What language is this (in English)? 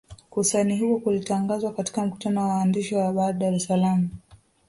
Swahili